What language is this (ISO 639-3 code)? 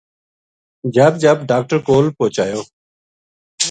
gju